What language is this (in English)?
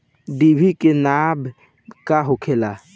Bhojpuri